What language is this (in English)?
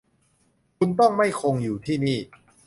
Thai